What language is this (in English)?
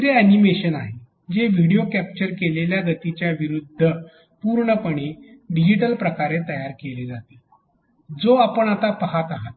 Marathi